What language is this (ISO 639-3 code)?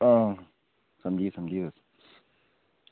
doi